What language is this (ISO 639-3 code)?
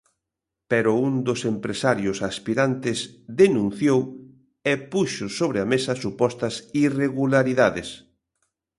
glg